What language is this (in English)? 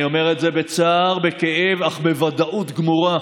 Hebrew